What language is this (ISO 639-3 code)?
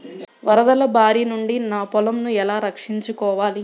tel